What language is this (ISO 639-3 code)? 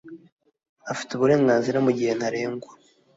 kin